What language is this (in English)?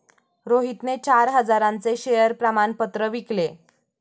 Marathi